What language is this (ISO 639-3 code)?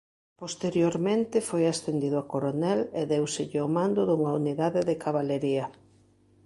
glg